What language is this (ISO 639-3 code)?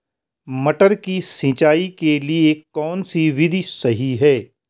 hin